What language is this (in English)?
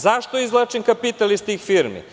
Serbian